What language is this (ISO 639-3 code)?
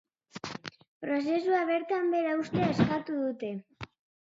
eus